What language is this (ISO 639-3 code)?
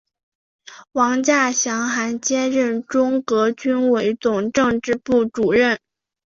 zho